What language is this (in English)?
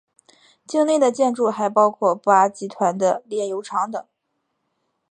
Chinese